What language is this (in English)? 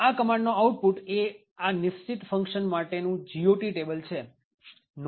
Gujarati